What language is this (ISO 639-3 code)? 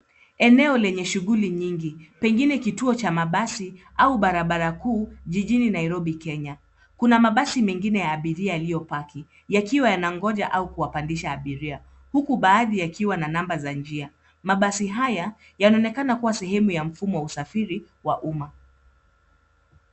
swa